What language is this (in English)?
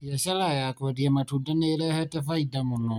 Kikuyu